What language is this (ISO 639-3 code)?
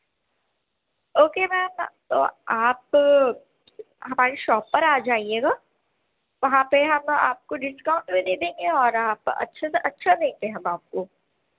urd